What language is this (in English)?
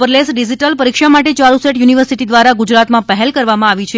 Gujarati